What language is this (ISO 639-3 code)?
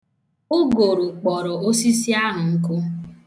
ibo